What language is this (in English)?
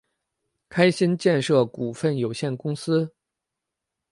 Chinese